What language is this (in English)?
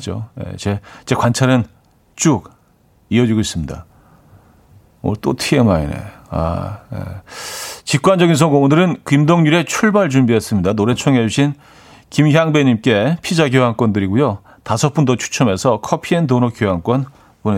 Korean